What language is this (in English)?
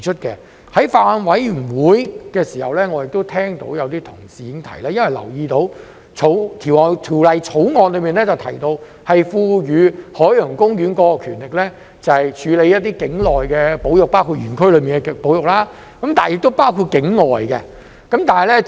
Cantonese